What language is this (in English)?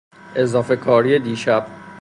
Persian